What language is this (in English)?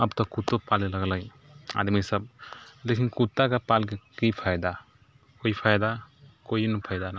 Maithili